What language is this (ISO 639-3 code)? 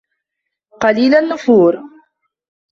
ara